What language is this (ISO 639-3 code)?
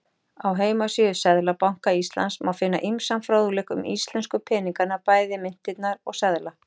isl